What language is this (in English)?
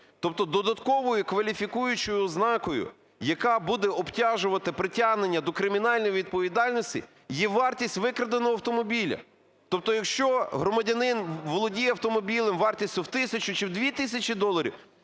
Ukrainian